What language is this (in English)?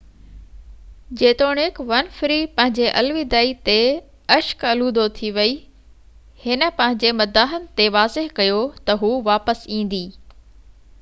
Sindhi